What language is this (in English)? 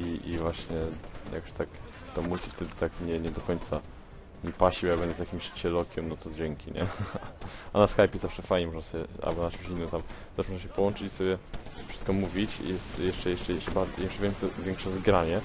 Polish